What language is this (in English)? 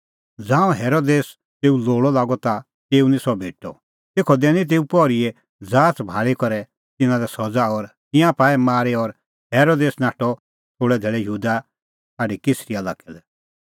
Kullu Pahari